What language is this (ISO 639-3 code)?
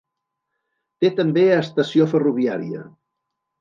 cat